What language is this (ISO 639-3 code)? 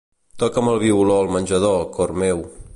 cat